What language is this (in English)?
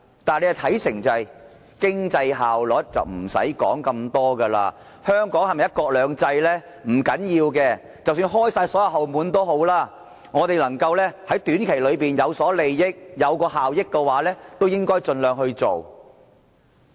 Cantonese